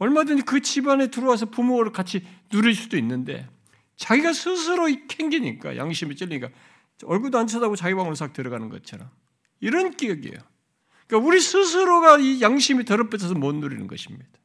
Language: Korean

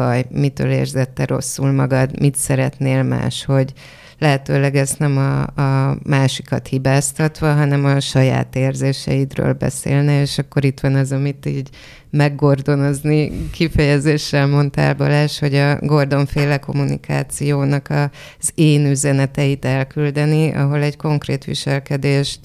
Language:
Hungarian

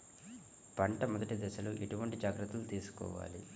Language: Telugu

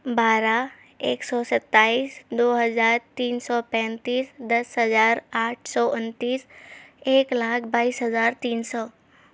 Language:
Urdu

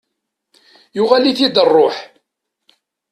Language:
Kabyle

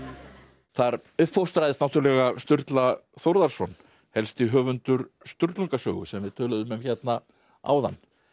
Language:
Icelandic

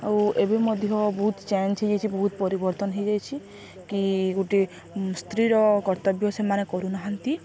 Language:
Odia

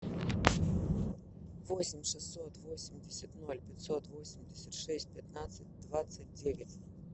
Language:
Russian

